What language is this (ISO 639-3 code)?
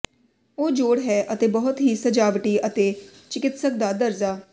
pan